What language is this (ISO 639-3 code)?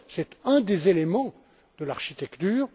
fra